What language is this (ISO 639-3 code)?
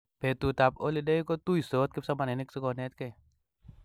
kln